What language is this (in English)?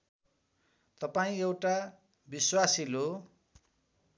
Nepali